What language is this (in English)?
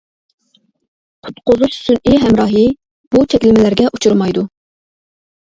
Uyghur